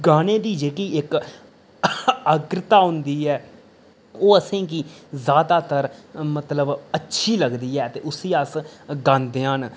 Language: Dogri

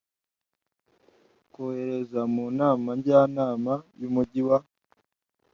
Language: Kinyarwanda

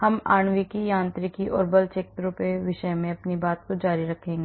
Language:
Hindi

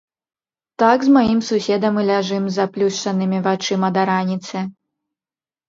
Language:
Belarusian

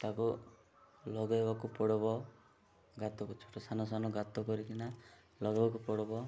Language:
Odia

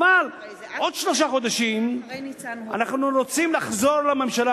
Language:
Hebrew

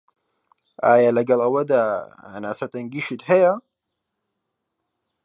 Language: Central Kurdish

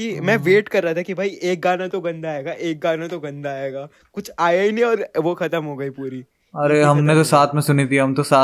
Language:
Hindi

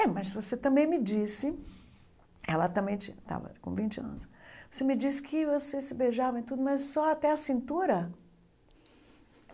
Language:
Portuguese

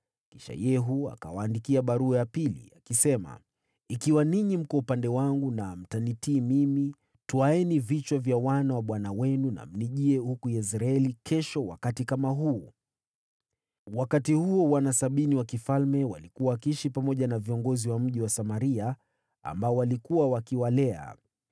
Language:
Swahili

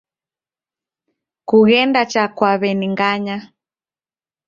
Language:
Taita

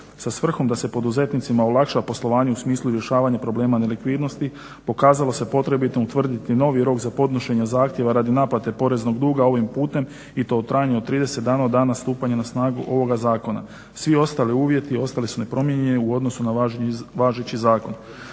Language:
Croatian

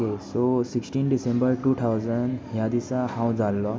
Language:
Konkani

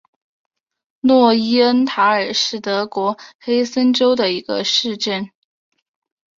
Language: Chinese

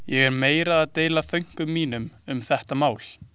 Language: Icelandic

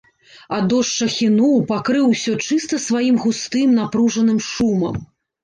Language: Belarusian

